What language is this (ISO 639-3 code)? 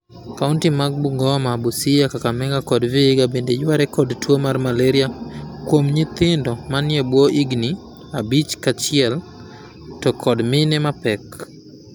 luo